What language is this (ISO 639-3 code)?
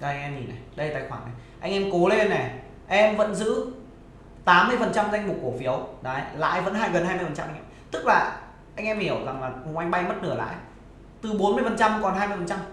vie